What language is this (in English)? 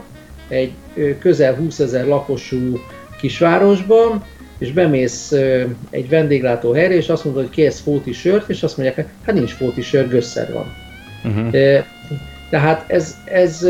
Hungarian